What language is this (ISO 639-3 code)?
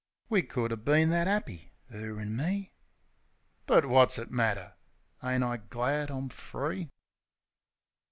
eng